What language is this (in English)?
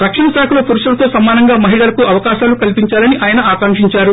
Telugu